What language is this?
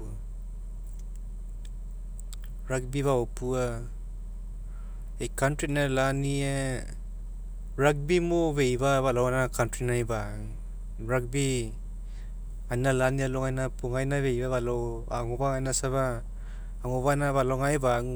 Mekeo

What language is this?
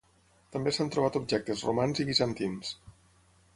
Catalan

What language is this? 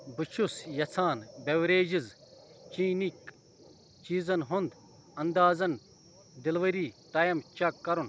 Kashmiri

